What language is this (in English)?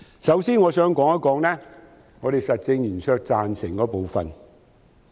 Cantonese